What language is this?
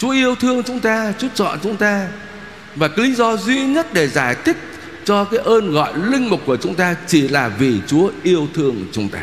Vietnamese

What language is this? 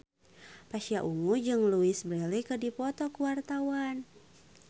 Sundanese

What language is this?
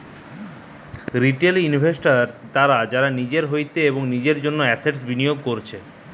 Bangla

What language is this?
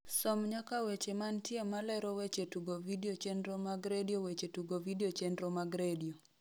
Luo (Kenya and Tanzania)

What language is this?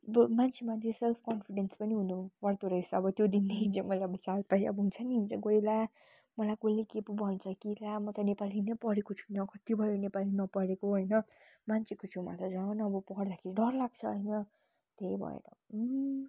Nepali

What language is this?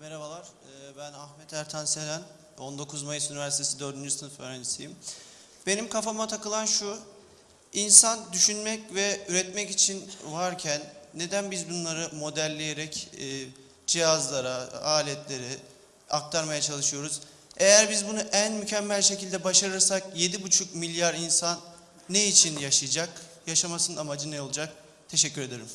Turkish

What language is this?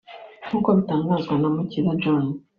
Kinyarwanda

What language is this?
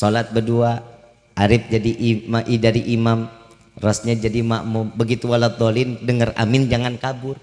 Indonesian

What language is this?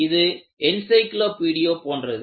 Tamil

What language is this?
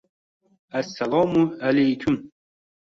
Uzbek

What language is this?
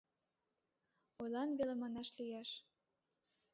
Mari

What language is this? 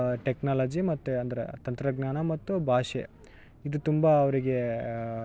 Kannada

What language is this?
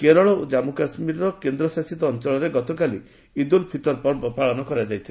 Odia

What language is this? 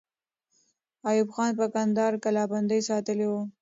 Pashto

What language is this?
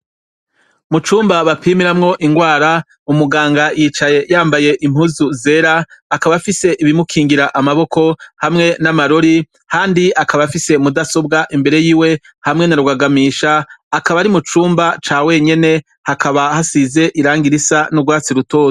Rundi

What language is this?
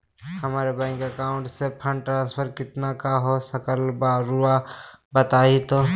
Magahi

